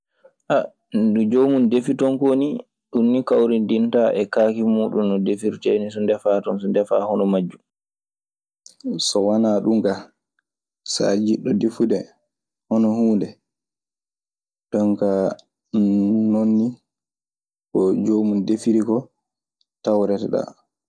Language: Maasina Fulfulde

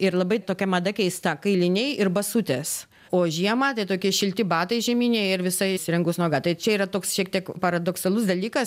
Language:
Lithuanian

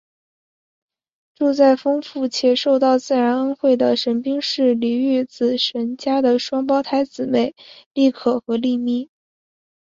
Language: Chinese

